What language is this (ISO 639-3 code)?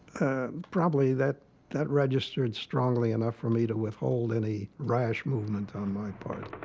eng